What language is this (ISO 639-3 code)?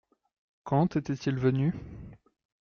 fra